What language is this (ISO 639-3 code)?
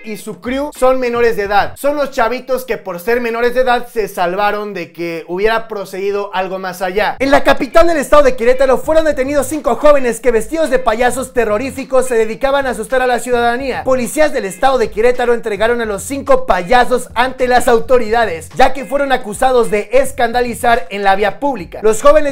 spa